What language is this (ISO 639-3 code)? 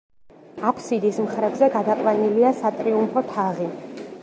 kat